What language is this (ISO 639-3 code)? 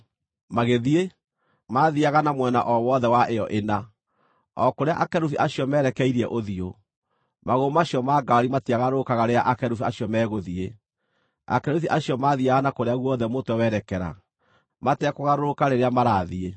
kik